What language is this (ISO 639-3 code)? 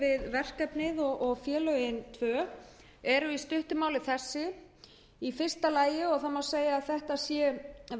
isl